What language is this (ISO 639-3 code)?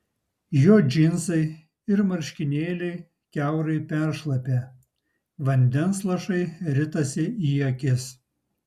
lit